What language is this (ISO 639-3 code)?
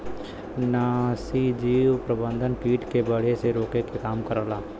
bho